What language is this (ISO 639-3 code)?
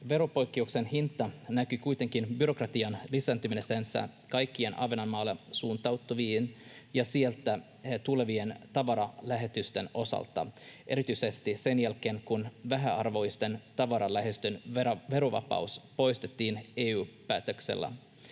fin